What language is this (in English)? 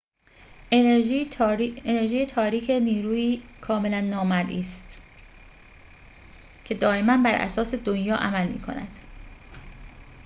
Persian